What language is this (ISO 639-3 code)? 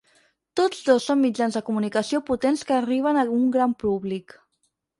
cat